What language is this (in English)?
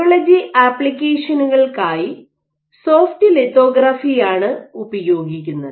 Malayalam